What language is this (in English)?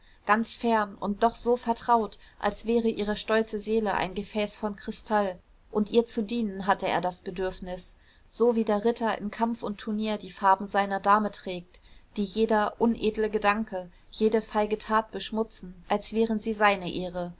German